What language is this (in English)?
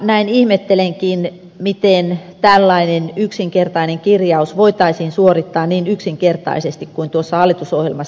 Finnish